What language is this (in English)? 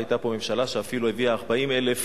Hebrew